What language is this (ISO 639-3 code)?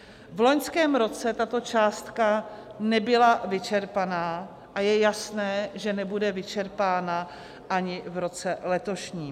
ces